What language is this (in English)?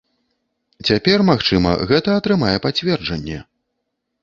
Belarusian